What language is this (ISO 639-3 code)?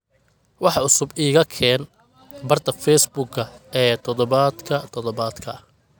som